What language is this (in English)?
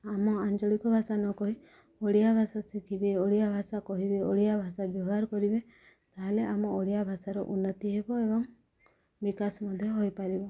Odia